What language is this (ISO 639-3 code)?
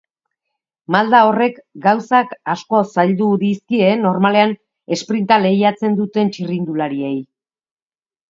eus